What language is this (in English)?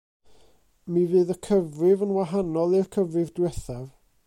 Welsh